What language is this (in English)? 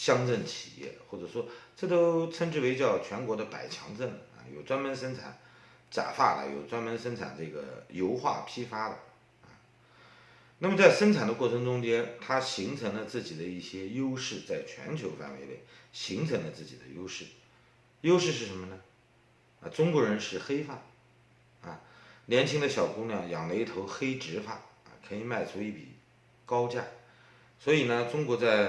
Chinese